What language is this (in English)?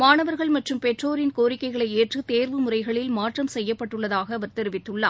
Tamil